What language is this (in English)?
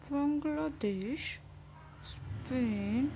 Urdu